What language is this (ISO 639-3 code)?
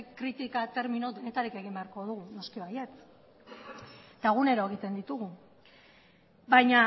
eus